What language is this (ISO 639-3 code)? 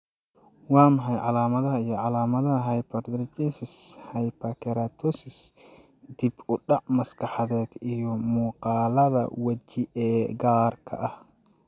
som